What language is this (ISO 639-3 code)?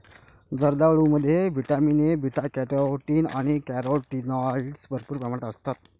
mar